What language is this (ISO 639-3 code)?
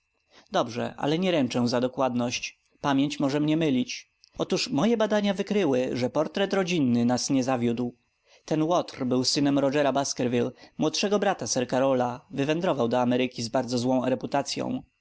pol